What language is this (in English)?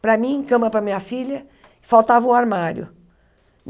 Portuguese